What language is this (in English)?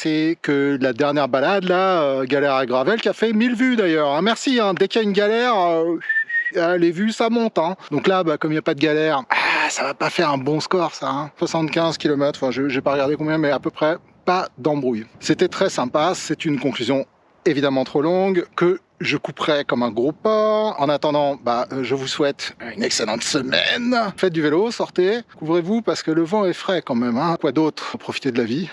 French